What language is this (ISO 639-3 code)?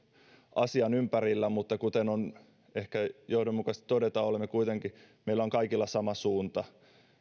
fin